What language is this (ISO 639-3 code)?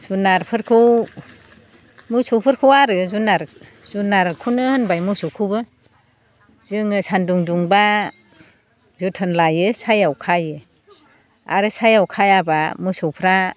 brx